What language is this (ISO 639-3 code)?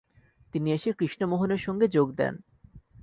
ben